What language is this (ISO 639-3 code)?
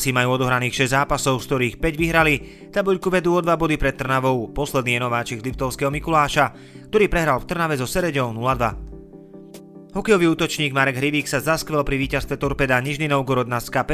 slk